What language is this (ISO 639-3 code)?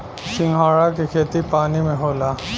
bho